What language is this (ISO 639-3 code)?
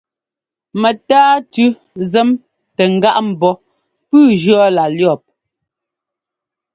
jgo